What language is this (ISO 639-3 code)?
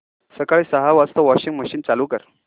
mar